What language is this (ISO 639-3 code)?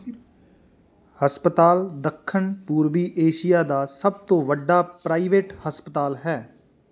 pan